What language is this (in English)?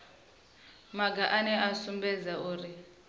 Venda